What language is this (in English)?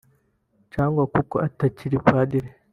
Kinyarwanda